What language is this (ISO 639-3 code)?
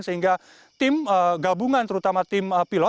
ind